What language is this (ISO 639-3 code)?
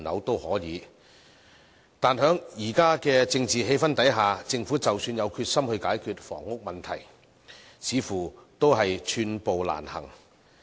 yue